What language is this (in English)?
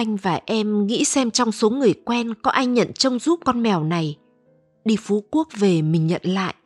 Vietnamese